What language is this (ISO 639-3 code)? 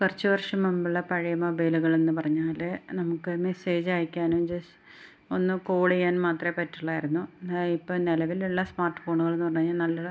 mal